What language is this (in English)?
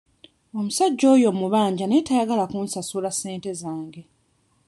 Ganda